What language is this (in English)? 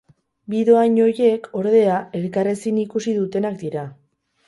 Basque